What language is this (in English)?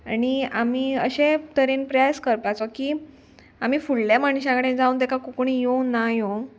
Konkani